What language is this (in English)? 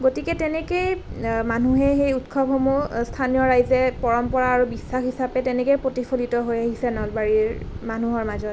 Assamese